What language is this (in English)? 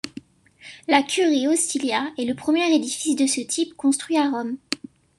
French